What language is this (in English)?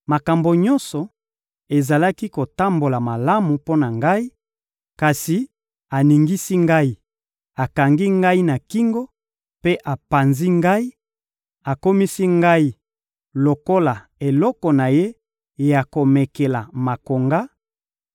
Lingala